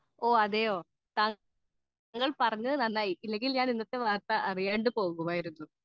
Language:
Malayalam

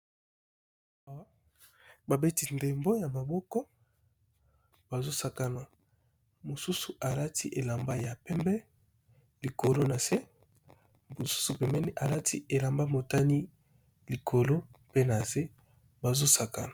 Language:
Lingala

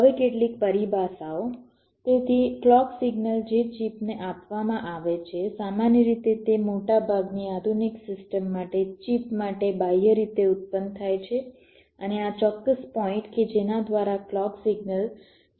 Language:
Gujarati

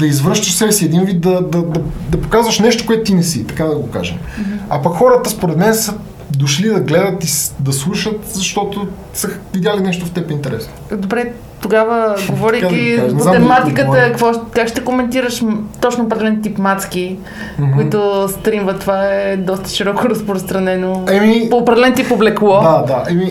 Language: Bulgarian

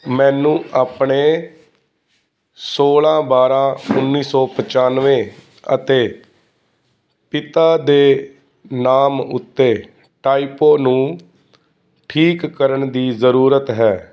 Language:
Punjabi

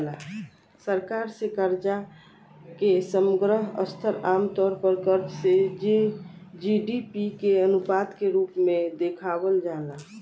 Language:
Bhojpuri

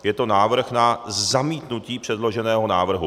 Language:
Czech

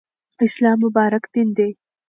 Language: Pashto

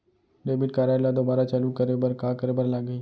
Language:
Chhattisgarhi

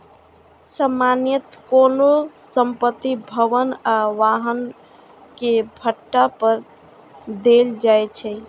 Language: Maithili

